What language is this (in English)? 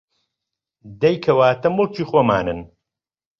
Central Kurdish